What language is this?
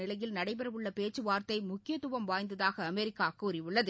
Tamil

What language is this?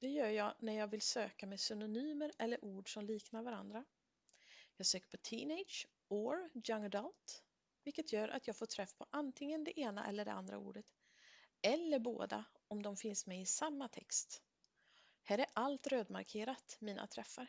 Swedish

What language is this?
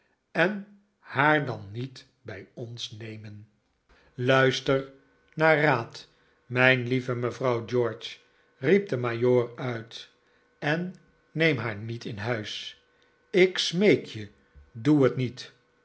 Dutch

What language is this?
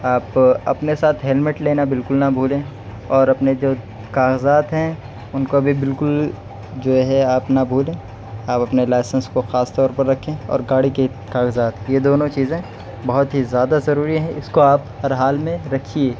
Urdu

